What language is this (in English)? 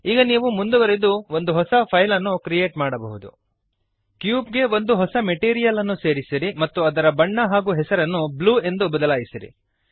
Kannada